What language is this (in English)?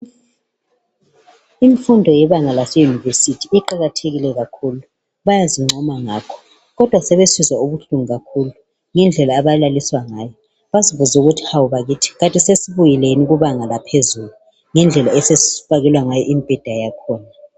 North Ndebele